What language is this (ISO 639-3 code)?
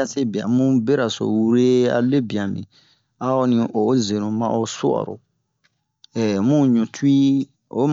bmq